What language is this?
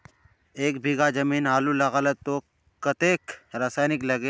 Magahi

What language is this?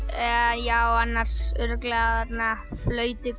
Icelandic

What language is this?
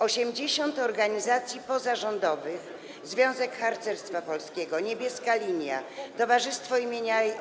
Polish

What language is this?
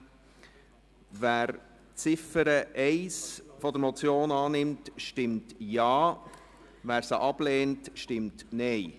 Swiss German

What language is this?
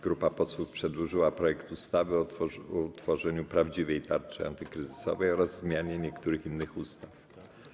Polish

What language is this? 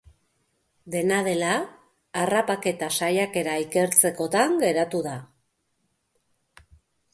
Basque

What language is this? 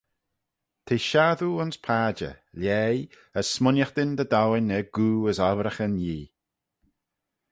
Manx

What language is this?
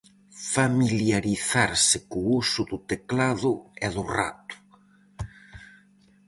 Galician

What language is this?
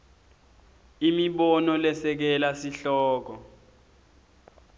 Swati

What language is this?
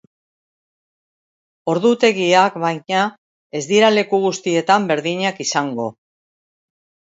Basque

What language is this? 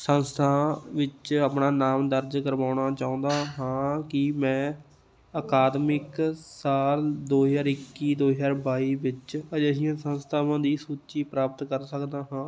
Punjabi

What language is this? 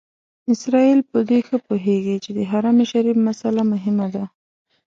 Pashto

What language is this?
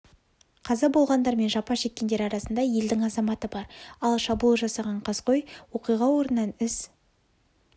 Kazakh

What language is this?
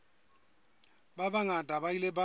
Southern Sotho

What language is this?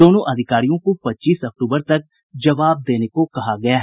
Hindi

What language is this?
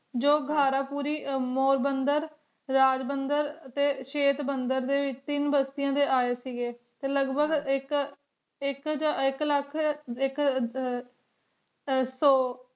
Punjabi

